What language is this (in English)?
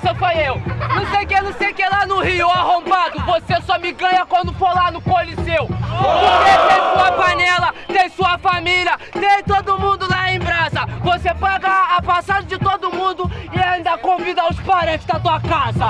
Portuguese